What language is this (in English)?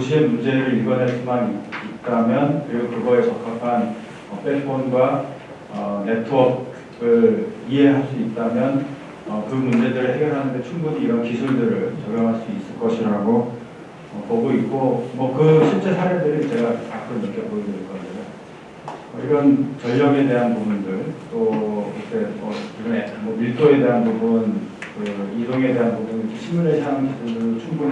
Korean